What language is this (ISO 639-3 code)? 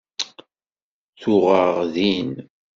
kab